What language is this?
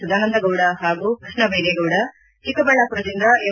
Kannada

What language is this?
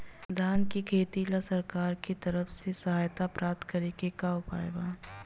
Bhojpuri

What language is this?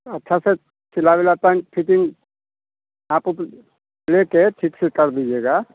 Hindi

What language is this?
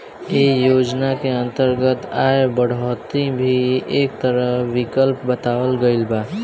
Bhojpuri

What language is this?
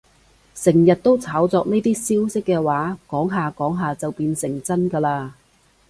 Cantonese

